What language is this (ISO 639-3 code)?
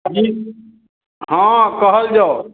mai